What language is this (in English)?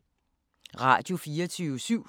Danish